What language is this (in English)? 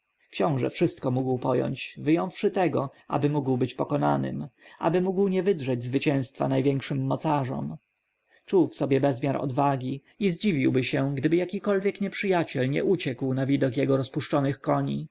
Polish